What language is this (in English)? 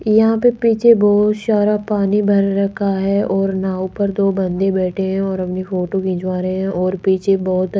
Hindi